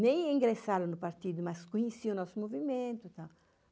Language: Portuguese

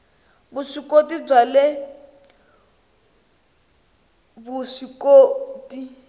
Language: Tsonga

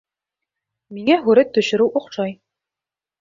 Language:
Bashkir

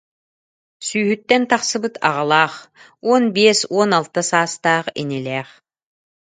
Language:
Yakut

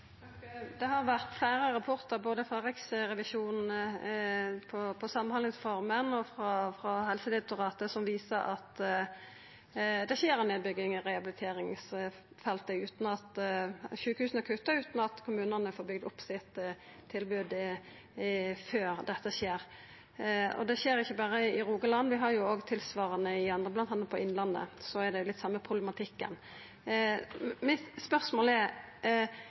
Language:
Norwegian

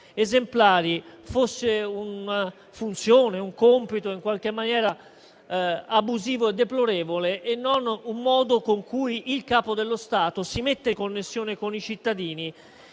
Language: Italian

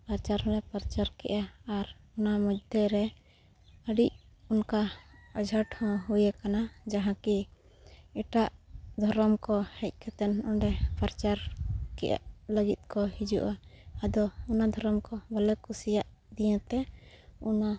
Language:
Santali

